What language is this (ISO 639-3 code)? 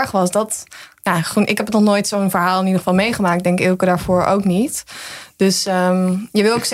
nld